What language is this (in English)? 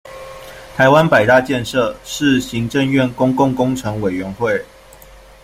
Chinese